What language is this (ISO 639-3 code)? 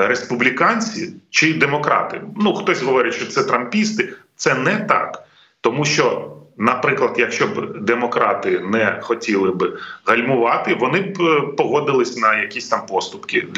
ukr